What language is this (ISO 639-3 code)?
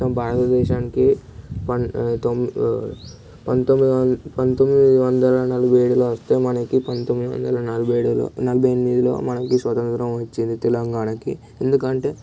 tel